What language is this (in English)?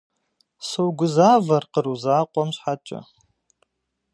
Kabardian